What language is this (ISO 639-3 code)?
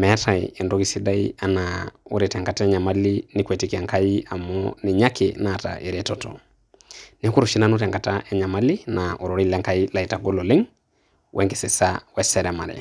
mas